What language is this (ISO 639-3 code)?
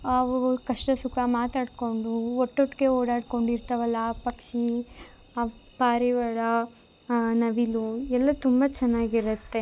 kan